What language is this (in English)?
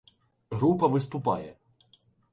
Ukrainian